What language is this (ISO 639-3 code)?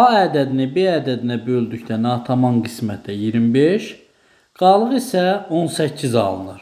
tur